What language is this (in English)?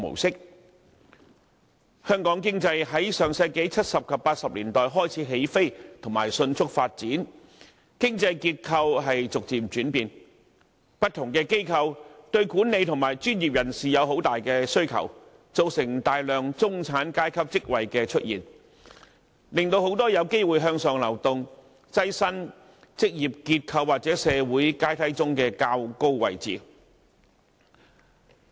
Cantonese